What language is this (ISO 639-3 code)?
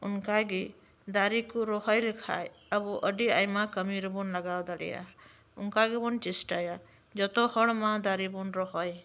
sat